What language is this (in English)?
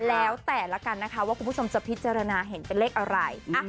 Thai